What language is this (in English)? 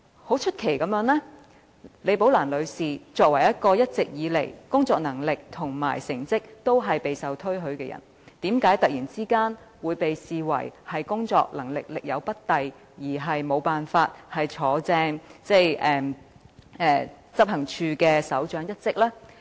Cantonese